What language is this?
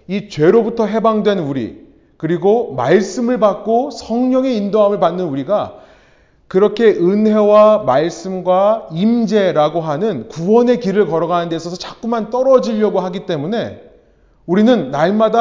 Korean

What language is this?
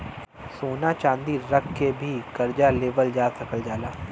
Bhojpuri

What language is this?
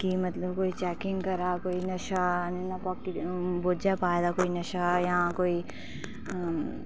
Dogri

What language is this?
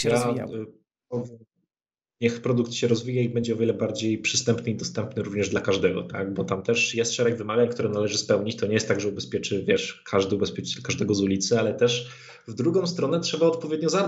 Polish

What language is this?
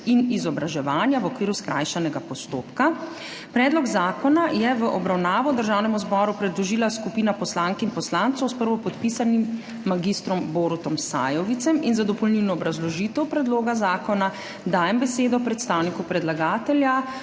Slovenian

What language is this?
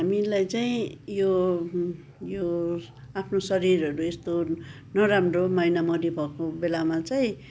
Nepali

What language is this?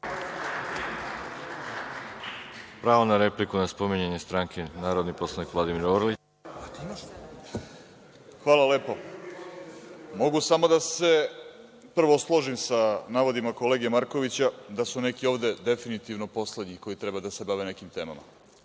Serbian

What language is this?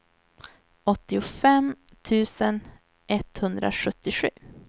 Swedish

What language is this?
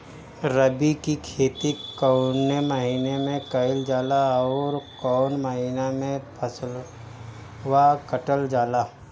Bhojpuri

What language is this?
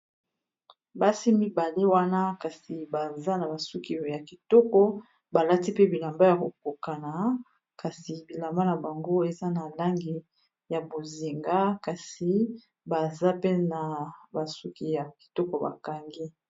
Lingala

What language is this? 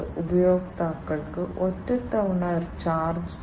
Malayalam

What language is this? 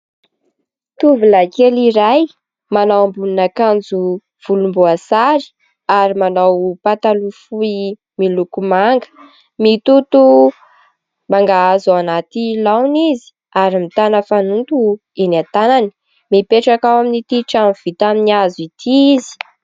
Malagasy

